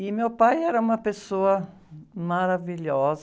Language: Portuguese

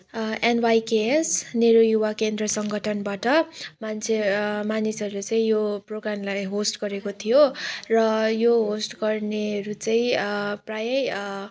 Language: Nepali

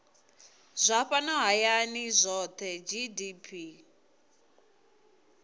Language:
Venda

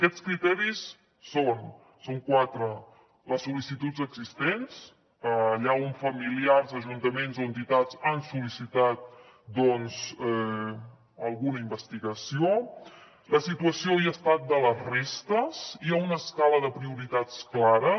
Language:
Catalan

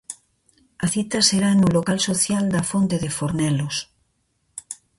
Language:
Galician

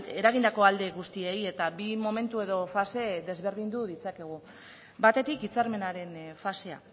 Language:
Basque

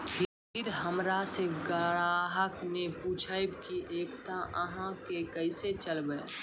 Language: Maithili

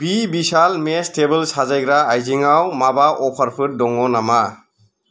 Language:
Bodo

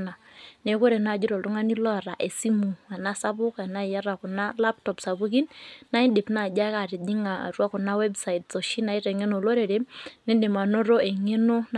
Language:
Masai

